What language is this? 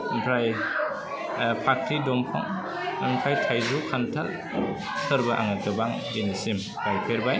Bodo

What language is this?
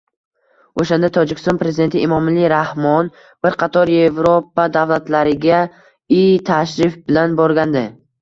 Uzbek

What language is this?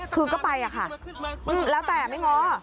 Thai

